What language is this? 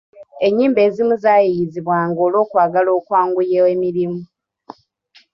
Ganda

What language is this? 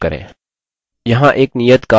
Hindi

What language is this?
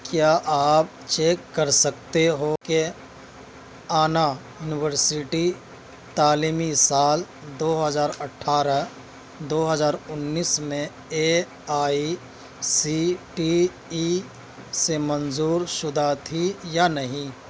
Urdu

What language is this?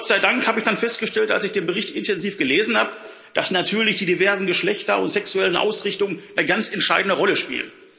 German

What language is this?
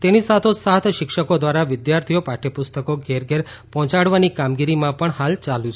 Gujarati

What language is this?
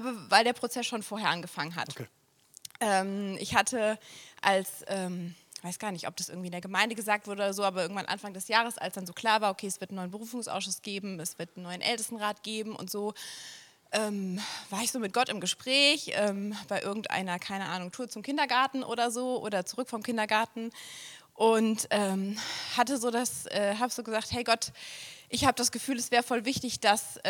German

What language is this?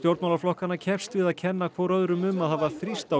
Icelandic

